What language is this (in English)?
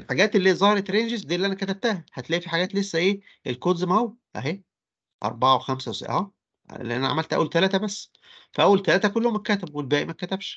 Arabic